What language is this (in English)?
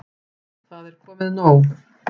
Icelandic